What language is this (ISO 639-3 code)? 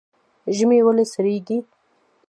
pus